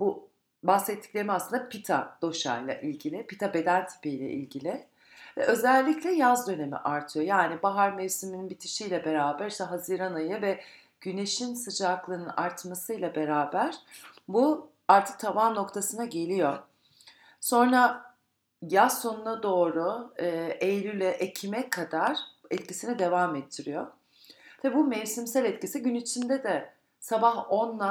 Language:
Turkish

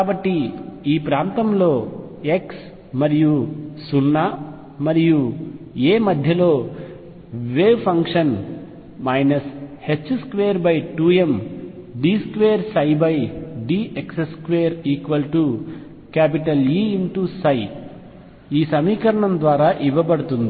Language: Telugu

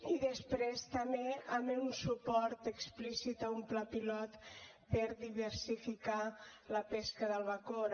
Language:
Catalan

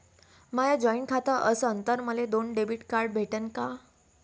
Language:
Marathi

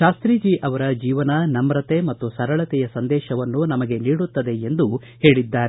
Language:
Kannada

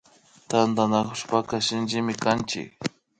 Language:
Imbabura Highland Quichua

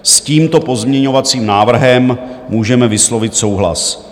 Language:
Czech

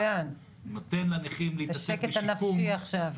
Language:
Hebrew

